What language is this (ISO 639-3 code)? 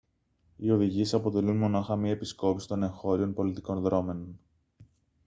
ell